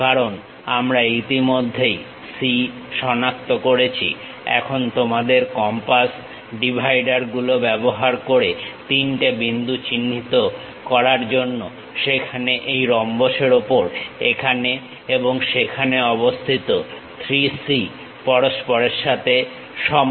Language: Bangla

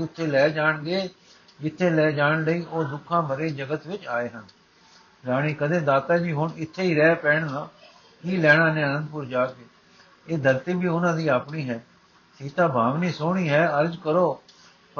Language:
Punjabi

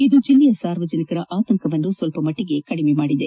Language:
Kannada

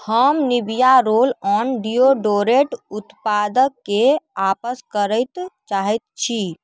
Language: Maithili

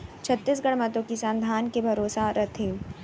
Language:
Chhattisgarhi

